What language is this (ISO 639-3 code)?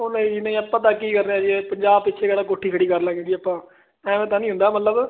pan